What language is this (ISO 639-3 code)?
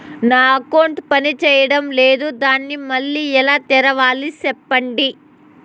tel